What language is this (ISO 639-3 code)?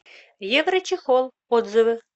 rus